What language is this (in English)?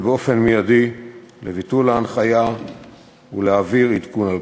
Hebrew